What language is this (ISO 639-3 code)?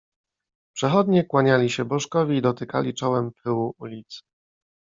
pol